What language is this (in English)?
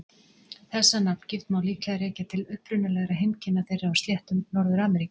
Icelandic